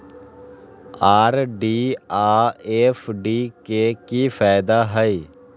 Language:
Magahi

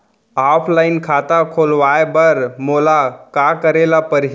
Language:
Chhattisgarhi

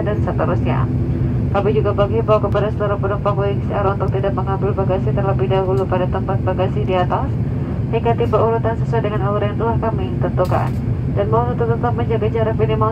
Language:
Indonesian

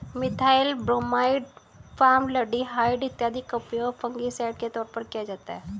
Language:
Hindi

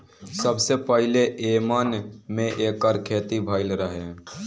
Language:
Bhojpuri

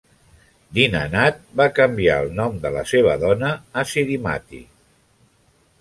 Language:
Catalan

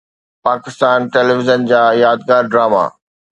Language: Sindhi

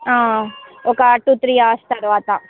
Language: Telugu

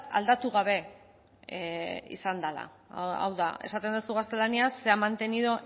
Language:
Basque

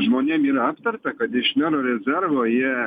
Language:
Lithuanian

